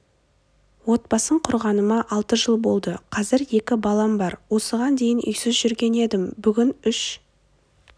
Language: Kazakh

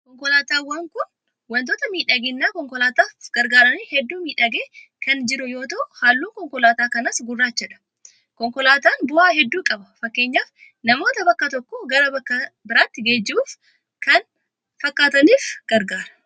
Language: Oromo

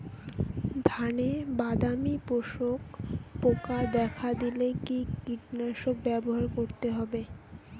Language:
Bangla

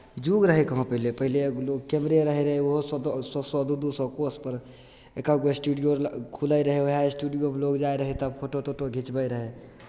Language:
Maithili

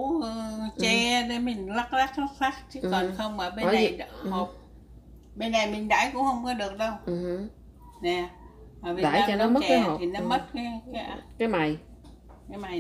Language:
Vietnamese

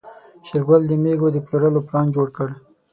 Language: Pashto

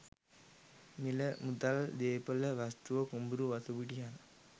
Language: Sinhala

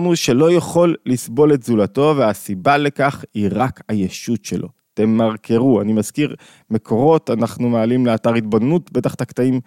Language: Hebrew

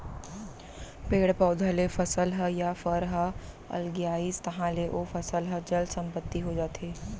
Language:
Chhattisgarhi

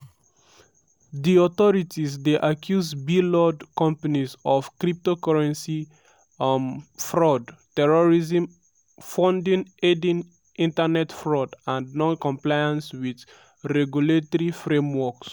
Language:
Nigerian Pidgin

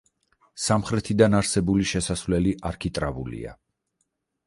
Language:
Georgian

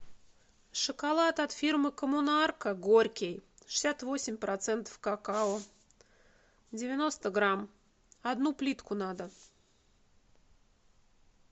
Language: Russian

